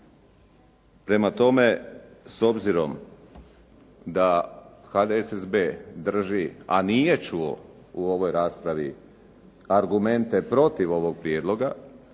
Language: Croatian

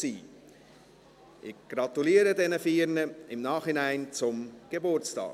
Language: Swiss German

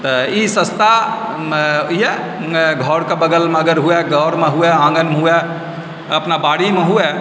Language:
Maithili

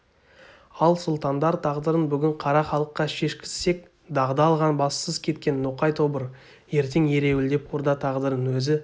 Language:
Kazakh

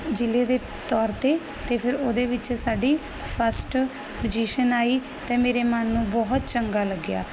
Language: Punjabi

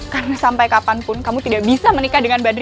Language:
Indonesian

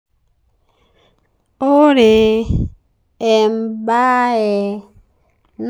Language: Masai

